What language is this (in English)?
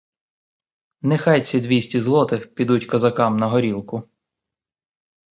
Ukrainian